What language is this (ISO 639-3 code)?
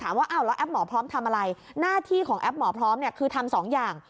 tha